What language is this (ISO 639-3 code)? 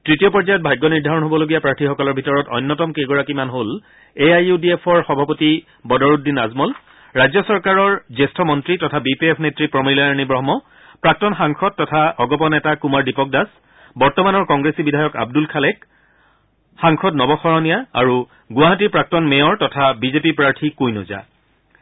asm